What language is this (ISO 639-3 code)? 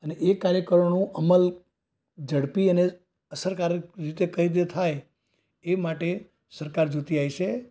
guj